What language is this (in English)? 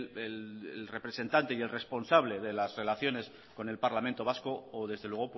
Spanish